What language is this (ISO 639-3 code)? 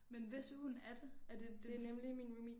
dan